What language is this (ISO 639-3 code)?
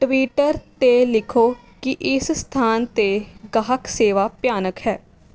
pan